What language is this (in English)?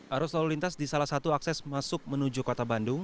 Indonesian